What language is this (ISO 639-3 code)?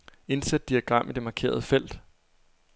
dan